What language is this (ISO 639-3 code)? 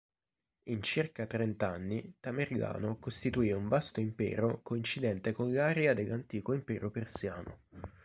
ita